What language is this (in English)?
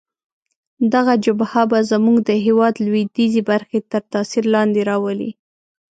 Pashto